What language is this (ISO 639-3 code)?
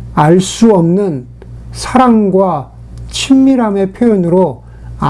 kor